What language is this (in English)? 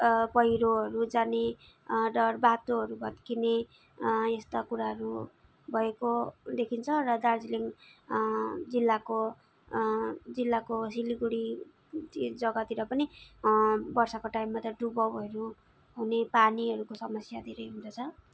Nepali